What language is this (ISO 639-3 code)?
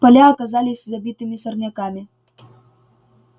rus